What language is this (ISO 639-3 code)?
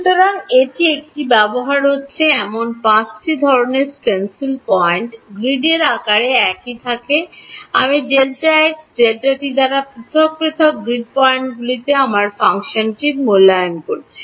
ben